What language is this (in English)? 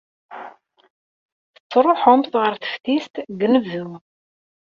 Kabyle